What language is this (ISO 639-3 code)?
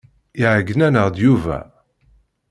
kab